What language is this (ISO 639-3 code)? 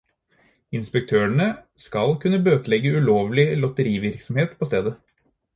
nob